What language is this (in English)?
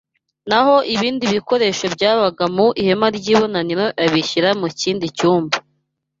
Kinyarwanda